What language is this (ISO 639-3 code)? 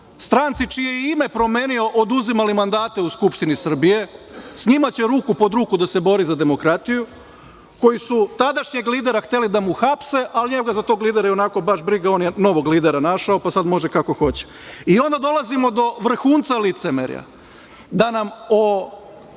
srp